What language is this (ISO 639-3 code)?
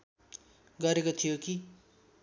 nep